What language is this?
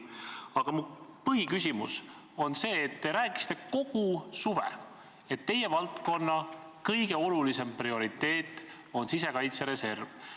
Estonian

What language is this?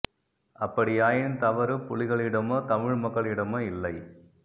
Tamil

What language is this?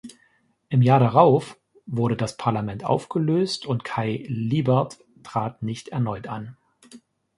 German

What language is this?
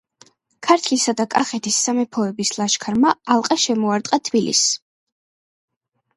Georgian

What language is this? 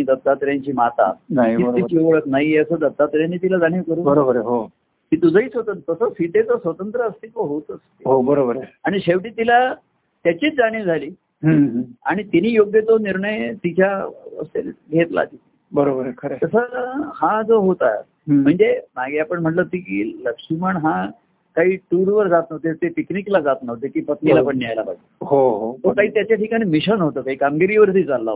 Marathi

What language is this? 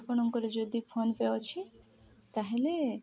Odia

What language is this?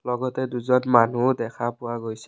Assamese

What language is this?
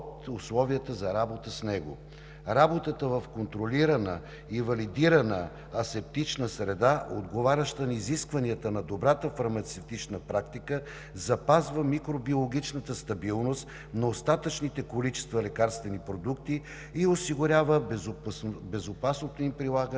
Bulgarian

